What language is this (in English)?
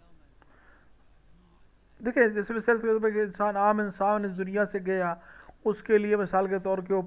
Arabic